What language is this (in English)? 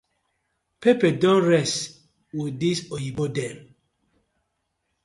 Nigerian Pidgin